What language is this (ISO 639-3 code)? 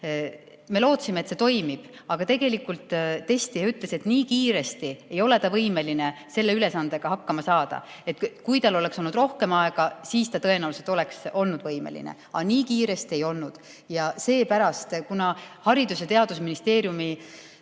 est